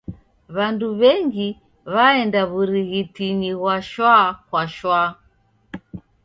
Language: Taita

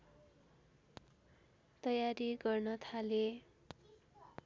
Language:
Nepali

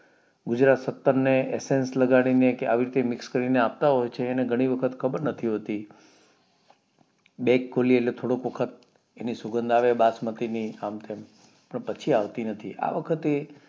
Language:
Gujarati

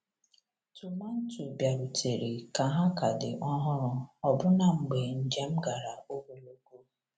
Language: Igbo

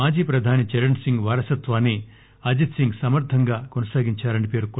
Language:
Telugu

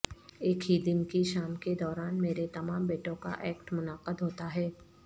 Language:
Urdu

